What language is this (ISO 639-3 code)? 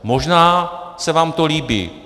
ces